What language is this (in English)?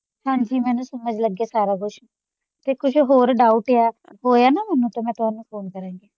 Punjabi